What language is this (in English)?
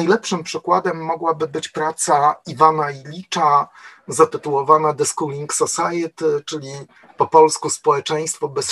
Polish